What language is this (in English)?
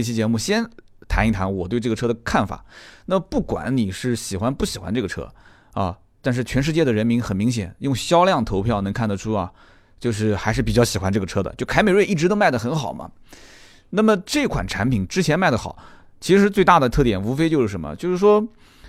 Chinese